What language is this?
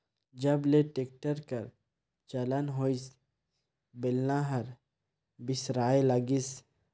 Chhattisgarhi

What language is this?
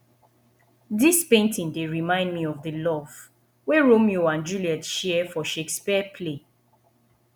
Nigerian Pidgin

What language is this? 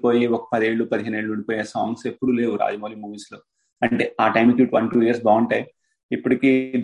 Telugu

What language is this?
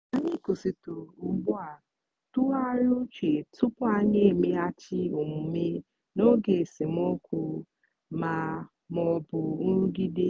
Igbo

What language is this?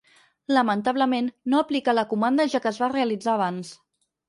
Catalan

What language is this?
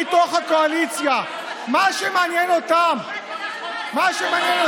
Hebrew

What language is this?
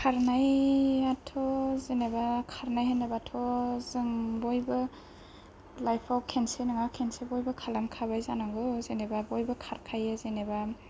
Bodo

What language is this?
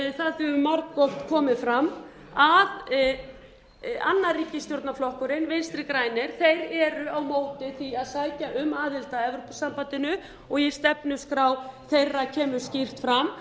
Icelandic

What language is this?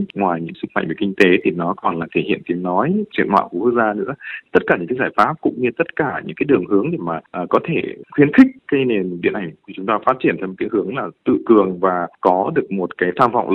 Vietnamese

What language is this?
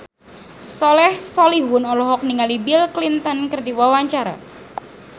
Sundanese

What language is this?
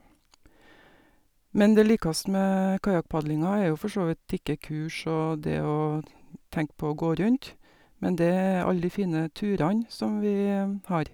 Norwegian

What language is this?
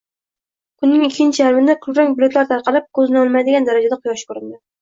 Uzbek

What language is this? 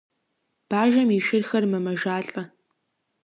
Kabardian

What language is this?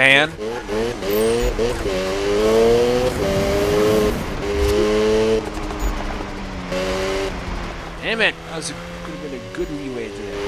English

